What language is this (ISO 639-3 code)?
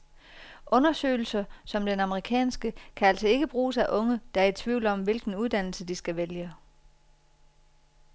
dan